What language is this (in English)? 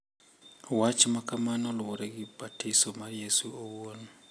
Luo (Kenya and Tanzania)